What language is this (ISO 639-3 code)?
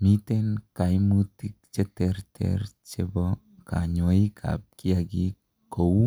kln